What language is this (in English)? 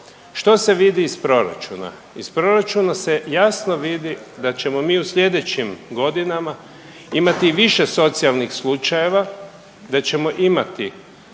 Croatian